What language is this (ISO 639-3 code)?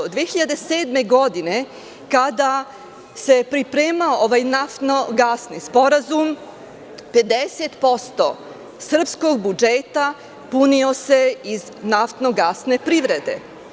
srp